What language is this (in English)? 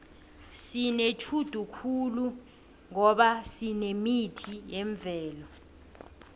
South Ndebele